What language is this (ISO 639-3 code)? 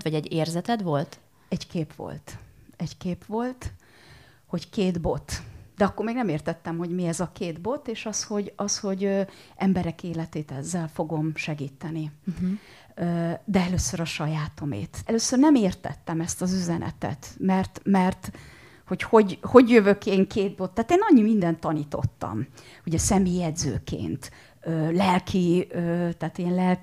hun